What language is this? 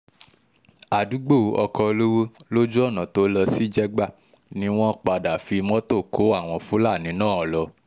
Yoruba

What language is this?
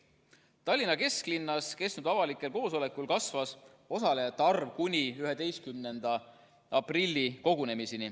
Estonian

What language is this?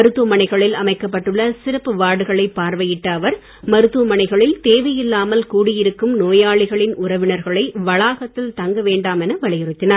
Tamil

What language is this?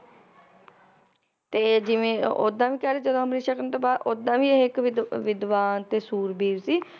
Punjabi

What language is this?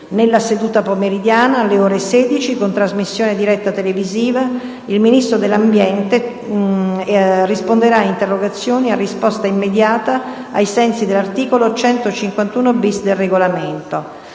Italian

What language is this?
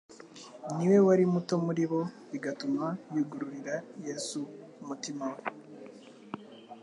Kinyarwanda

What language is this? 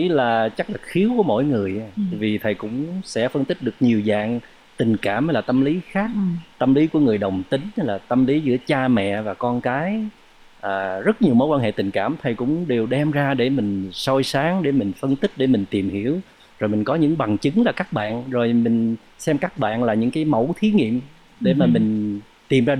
Vietnamese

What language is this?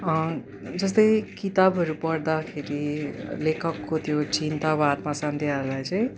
Nepali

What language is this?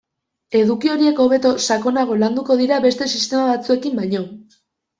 Basque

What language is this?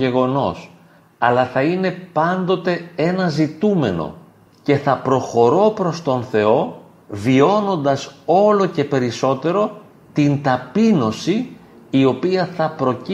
Greek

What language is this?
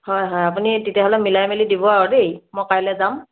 Assamese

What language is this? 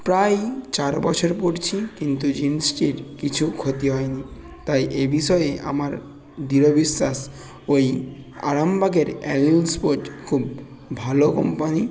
Bangla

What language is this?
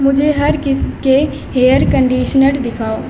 Urdu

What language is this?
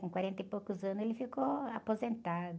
Portuguese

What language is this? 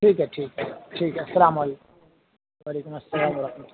Urdu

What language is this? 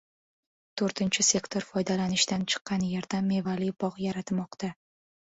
Uzbek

